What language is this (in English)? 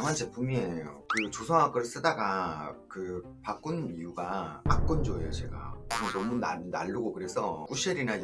Korean